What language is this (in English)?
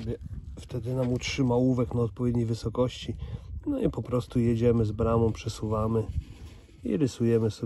Polish